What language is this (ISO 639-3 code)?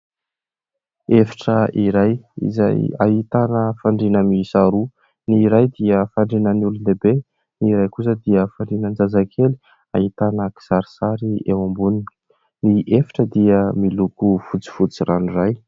mlg